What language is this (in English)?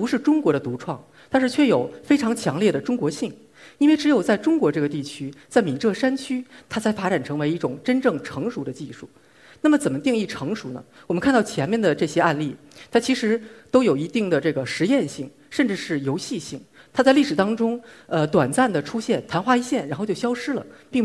Chinese